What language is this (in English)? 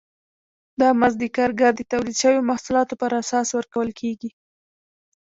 Pashto